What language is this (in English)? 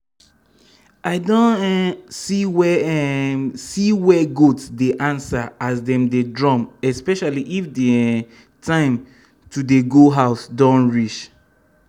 Nigerian Pidgin